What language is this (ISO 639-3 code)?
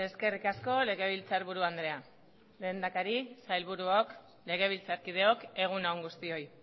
eus